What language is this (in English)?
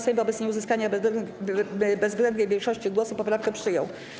Polish